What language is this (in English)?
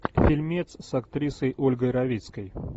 Russian